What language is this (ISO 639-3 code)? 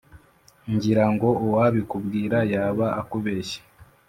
kin